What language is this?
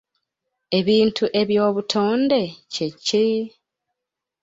Ganda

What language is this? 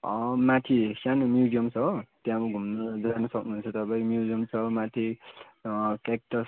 Nepali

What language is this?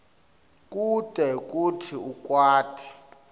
Swati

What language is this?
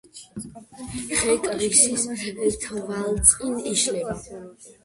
Georgian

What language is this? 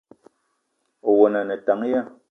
Eton (Cameroon)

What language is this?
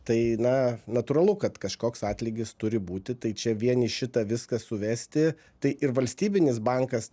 Lithuanian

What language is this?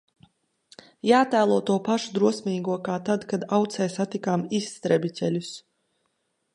Latvian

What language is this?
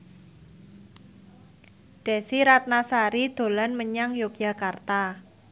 Javanese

